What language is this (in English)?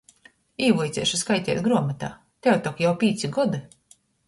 Latgalian